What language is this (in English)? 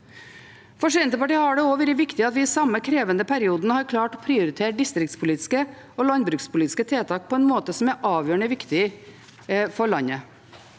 Norwegian